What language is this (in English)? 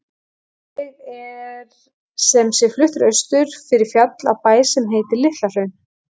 Icelandic